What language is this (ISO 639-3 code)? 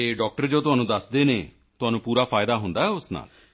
pan